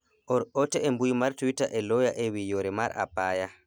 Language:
Luo (Kenya and Tanzania)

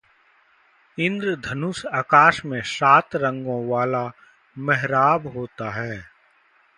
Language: Hindi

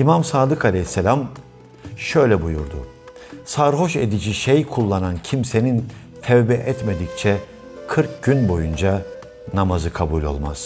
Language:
Turkish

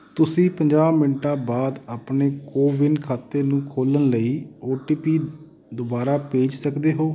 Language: Punjabi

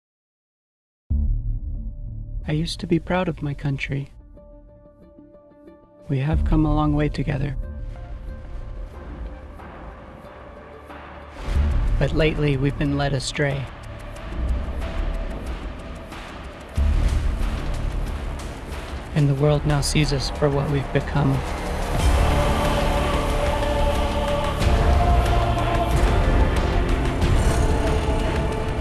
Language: English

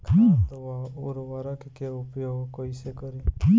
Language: Bhojpuri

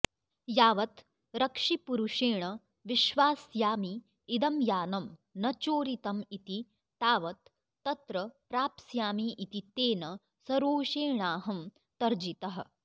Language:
Sanskrit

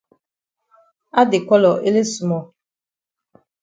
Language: Cameroon Pidgin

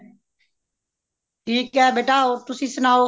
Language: Punjabi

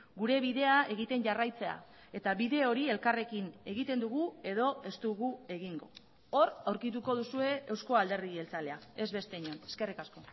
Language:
Basque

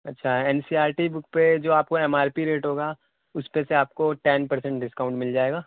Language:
Urdu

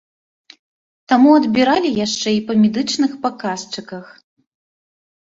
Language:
Belarusian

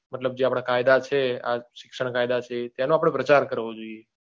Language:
Gujarati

